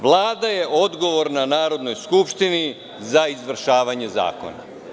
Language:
Serbian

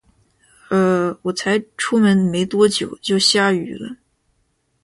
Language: Chinese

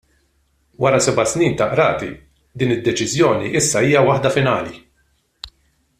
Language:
Maltese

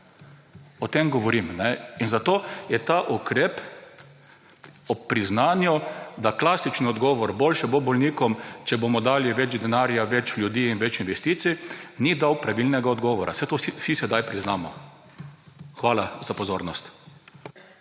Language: Slovenian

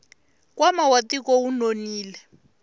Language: Tsonga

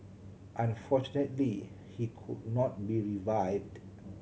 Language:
English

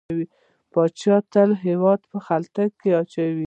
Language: Pashto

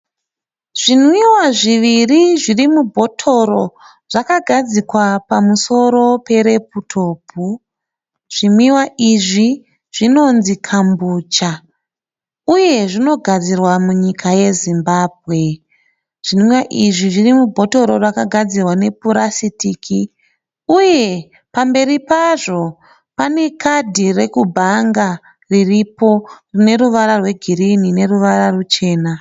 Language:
Shona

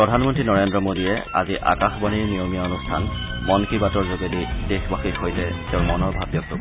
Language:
Assamese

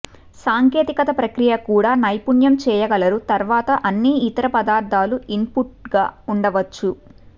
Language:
Telugu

